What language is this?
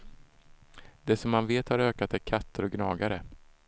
Swedish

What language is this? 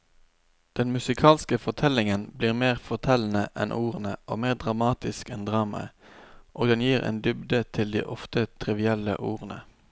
Norwegian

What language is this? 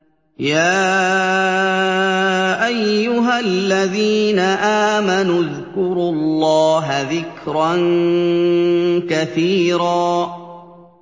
Arabic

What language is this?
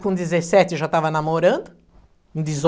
Portuguese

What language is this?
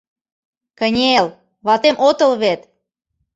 Mari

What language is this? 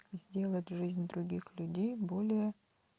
Russian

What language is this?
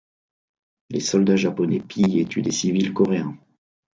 French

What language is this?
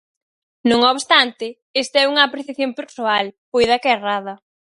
Galician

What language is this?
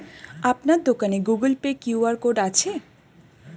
Bangla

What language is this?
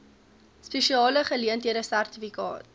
Afrikaans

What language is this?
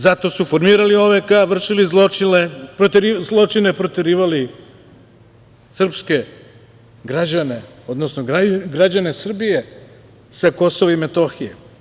Serbian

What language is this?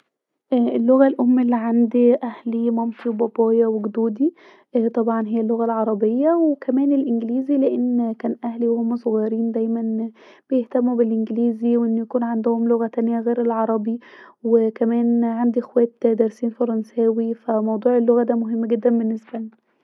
Egyptian Arabic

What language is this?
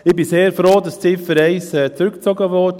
Swiss German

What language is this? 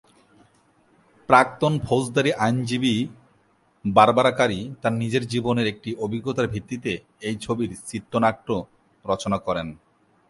Bangla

